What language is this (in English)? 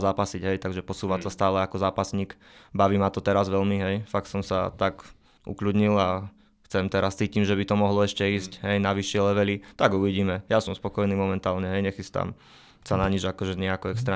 Slovak